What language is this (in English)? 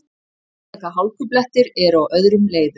Icelandic